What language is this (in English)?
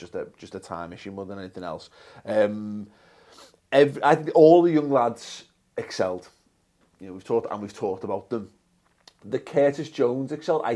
English